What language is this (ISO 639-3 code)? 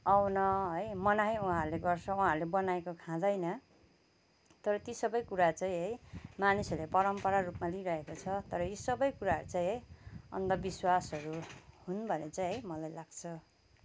nep